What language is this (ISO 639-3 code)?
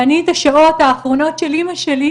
heb